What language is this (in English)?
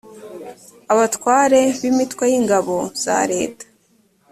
Kinyarwanda